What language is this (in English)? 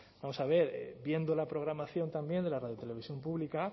Spanish